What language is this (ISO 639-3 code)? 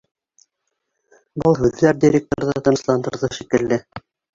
bak